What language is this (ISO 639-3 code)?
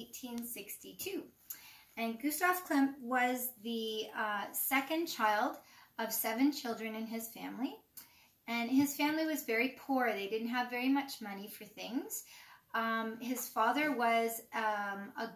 eng